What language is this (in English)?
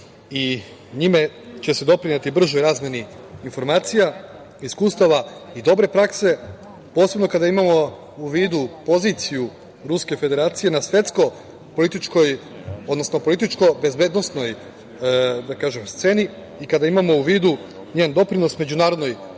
Serbian